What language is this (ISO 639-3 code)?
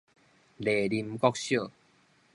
nan